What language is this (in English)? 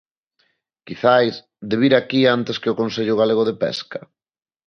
Galician